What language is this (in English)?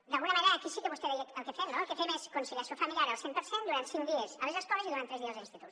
Catalan